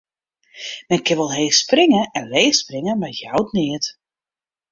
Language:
Western Frisian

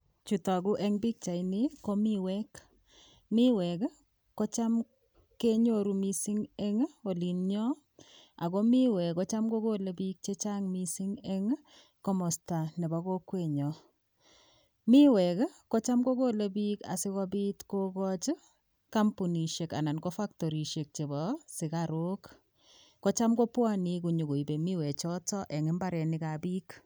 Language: Kalenjin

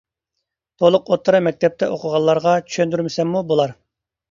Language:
Uyghur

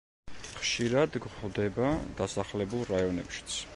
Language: Georgian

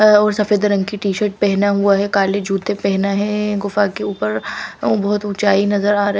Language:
Hindi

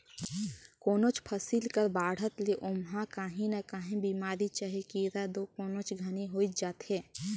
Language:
Chhattisgarhi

